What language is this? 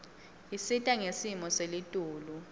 Swati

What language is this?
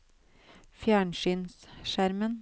Norwegian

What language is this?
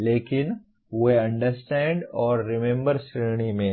Hindi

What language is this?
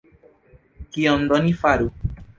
Esperanto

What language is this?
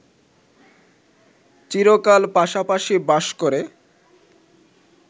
Bangla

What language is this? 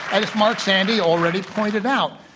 English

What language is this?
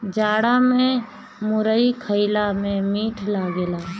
Bhojpuri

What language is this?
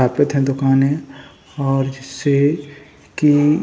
Hindi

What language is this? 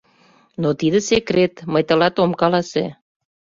Mari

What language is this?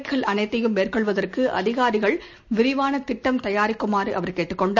Tamil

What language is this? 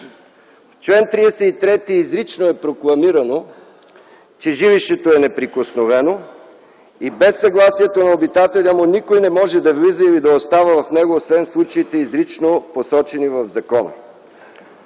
Bulgarian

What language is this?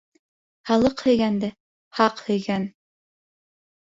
Bashkir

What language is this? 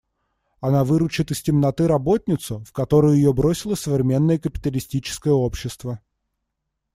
Russian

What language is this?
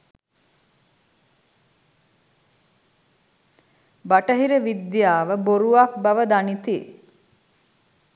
Sinhala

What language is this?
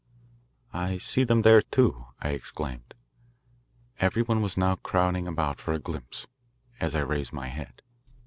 English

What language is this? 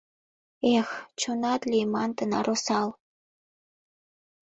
Mari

